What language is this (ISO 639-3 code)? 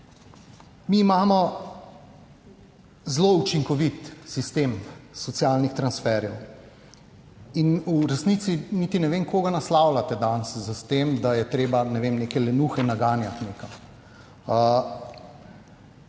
slv